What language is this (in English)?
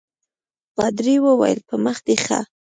Pashto